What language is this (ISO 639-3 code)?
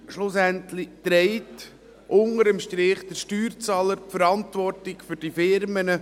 gsw